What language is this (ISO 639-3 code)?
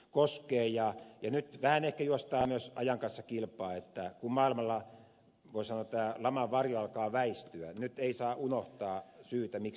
fin